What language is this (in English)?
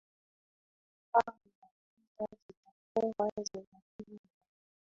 Swahili